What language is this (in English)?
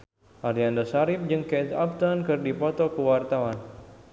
Sundanese